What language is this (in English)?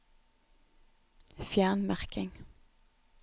Norwegian